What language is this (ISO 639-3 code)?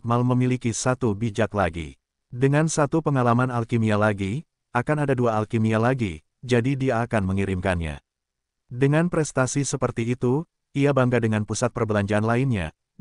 ind